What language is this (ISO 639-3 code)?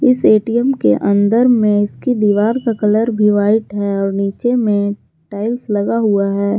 hin